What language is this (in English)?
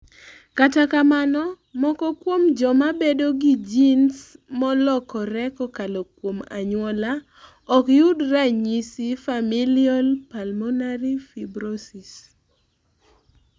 Luo (Kenya and Tanzania)